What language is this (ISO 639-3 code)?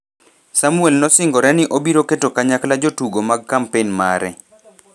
luo